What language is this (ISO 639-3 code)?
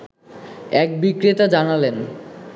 ben